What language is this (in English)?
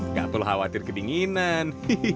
Indonesian